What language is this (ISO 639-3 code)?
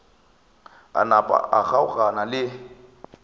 nso